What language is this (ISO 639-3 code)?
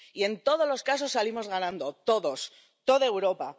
spa